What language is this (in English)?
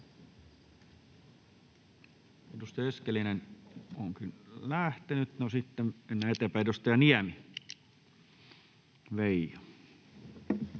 Finnish